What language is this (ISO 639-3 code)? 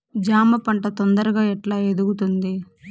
tel